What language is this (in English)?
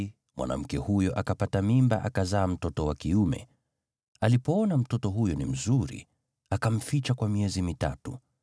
Swahili